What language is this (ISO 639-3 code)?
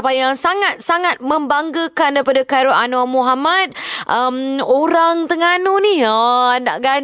msa